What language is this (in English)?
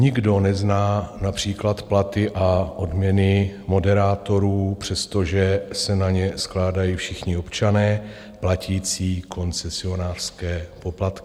Czech